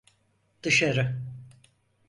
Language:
Turkish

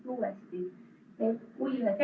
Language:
Estonian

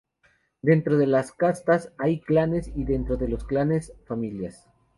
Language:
Spanish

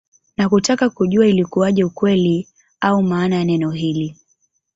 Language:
Swahili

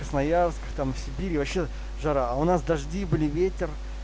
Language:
Russian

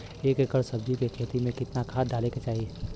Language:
Bhojpuri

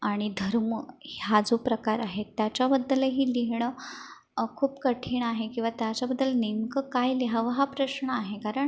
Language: Marathi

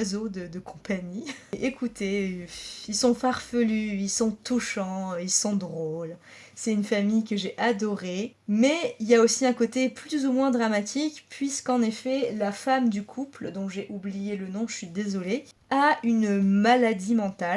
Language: French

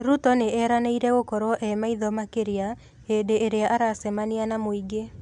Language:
Kikuyu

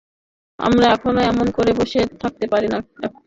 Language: Bangla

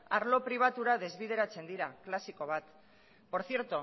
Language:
Basque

